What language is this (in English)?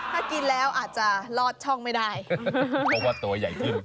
Thai